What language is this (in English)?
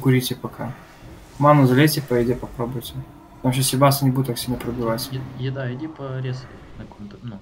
Russian